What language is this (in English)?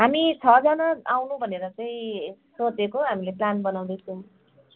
Nepali